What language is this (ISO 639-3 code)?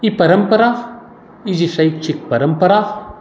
mai